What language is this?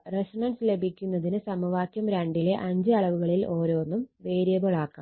Malayalam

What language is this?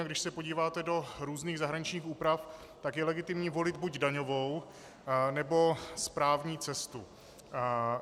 Czech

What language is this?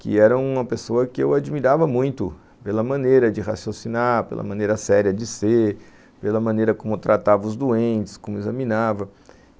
Portuguese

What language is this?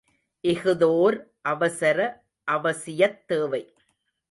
Tamil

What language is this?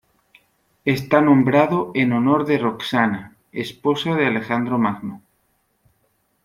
Spanish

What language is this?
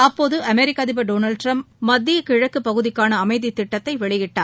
Tamil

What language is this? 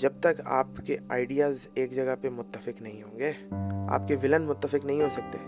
Urdu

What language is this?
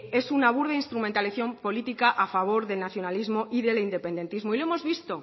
Spanish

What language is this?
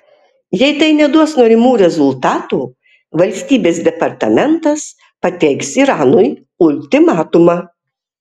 Lithuanian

